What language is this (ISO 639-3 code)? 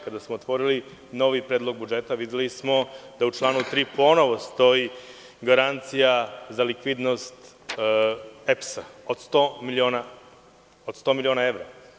srp